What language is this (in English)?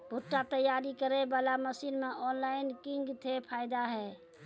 Maithili